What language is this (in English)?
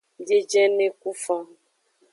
Aja (Benin)